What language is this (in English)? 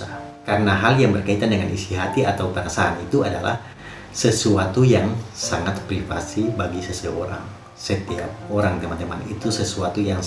Indonesian